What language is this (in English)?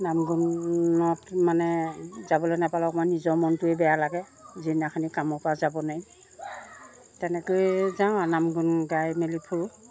Assamese